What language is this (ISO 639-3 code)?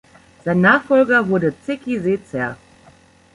deu